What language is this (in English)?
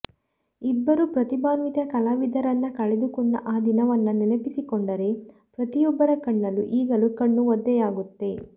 Kannada